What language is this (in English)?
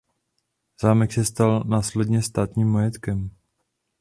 Czech